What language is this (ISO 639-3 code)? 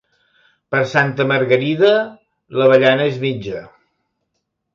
cat